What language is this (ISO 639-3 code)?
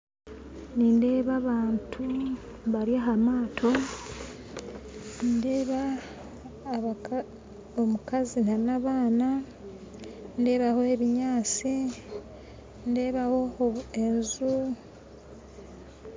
nyn